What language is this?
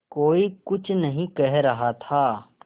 Hindi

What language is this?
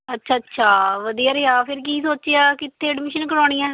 Punjabi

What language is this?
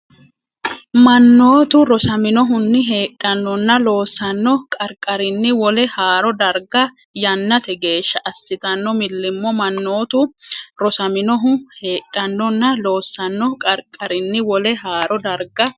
Sidamo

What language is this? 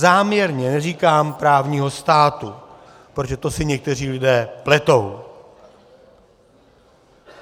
Czech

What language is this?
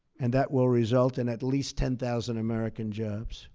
English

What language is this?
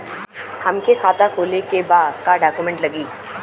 Bhojpuri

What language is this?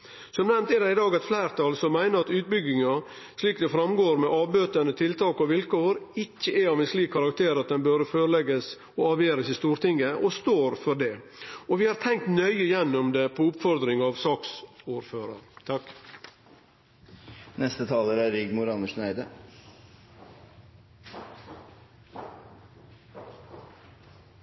Norwegian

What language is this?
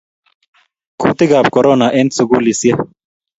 Kalenjin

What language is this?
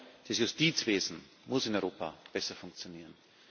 German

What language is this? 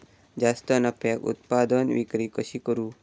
Marathi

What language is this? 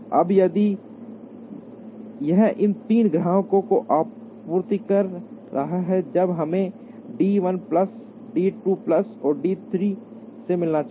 Hindi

